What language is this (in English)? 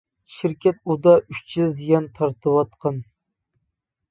Uyghur